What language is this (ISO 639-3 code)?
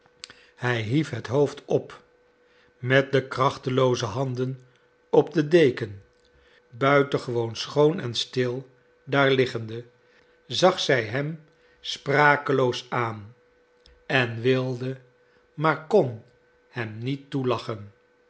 nld